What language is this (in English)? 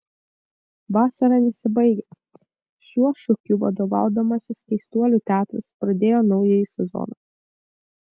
Lithuanian